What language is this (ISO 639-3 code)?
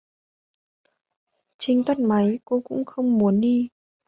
vie